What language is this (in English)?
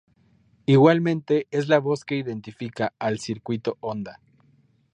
Spanish